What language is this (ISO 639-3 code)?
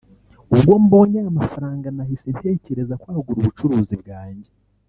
kin